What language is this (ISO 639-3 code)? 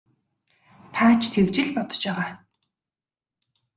mon